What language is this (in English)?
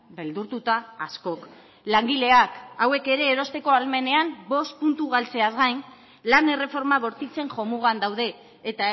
Basque